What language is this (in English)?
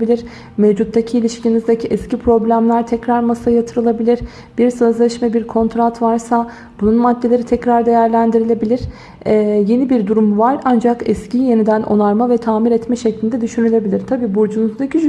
Turkish